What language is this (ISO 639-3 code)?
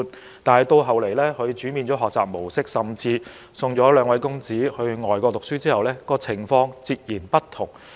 yue